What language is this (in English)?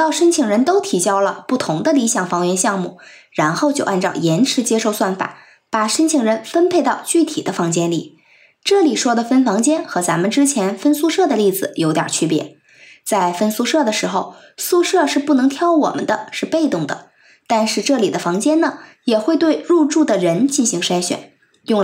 Chinese